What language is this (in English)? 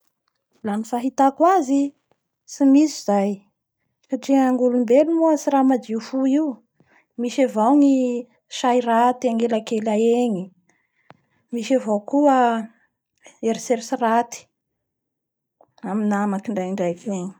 Bara Malagasy